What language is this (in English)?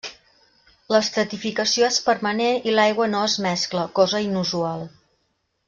Catalan